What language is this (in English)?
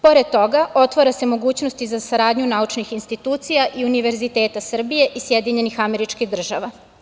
Serbian